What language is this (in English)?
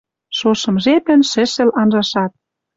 Western Mari